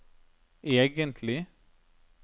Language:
Norwegian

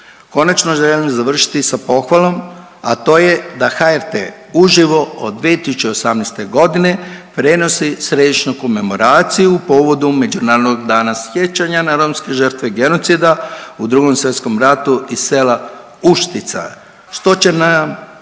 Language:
Croatian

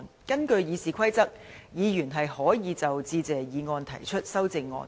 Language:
Cantonese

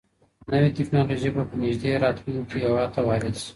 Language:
Pashto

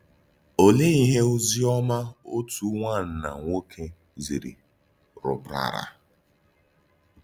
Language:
Igbo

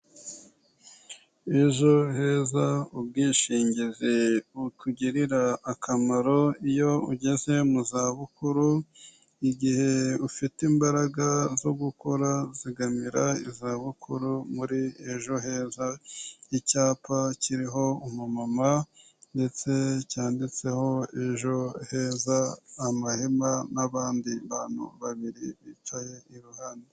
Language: Kinyarwanda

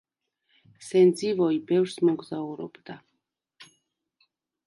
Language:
Georgian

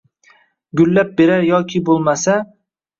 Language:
Uzbek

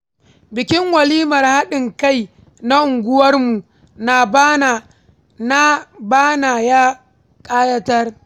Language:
Hausa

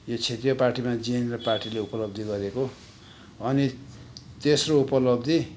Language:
Nepali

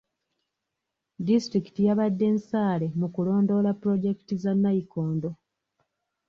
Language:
Ganda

